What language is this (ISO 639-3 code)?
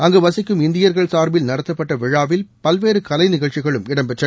tam